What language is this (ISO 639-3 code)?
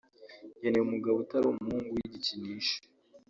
kin